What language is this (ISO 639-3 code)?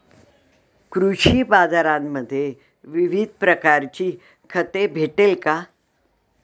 mar